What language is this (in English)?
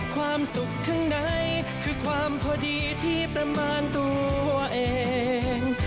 Thai